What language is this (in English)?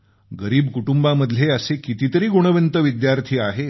Marathi